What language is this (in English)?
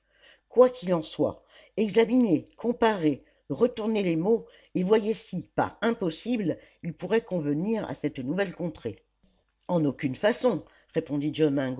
French